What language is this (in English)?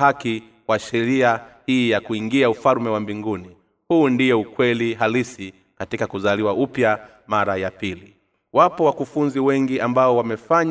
Swahili